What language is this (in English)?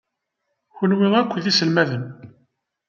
Kabyle